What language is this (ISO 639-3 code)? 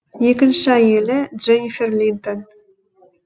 kaz